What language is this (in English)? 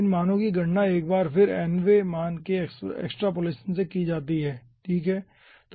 Hindi